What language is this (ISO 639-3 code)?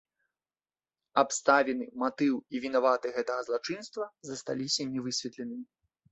bel